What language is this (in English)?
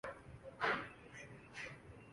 Urdu